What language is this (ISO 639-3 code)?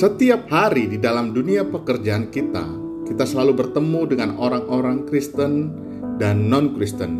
ind